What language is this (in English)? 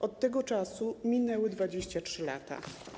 Polish